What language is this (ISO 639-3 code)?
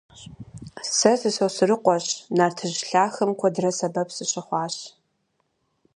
kbd